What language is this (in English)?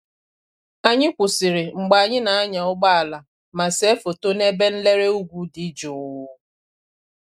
Igbo